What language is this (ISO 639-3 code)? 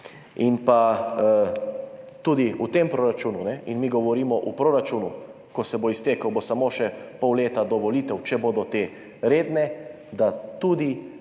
slv